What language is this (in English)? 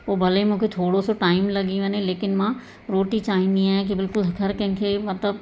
Sindhi